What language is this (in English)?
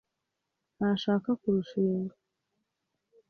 Kinyarwanda